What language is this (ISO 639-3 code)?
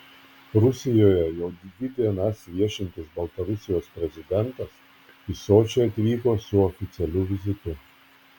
lit